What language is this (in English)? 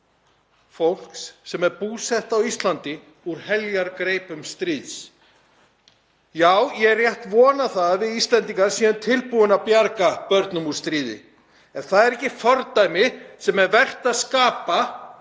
Icelandic